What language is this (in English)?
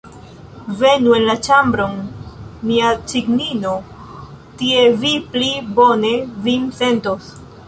Esperanto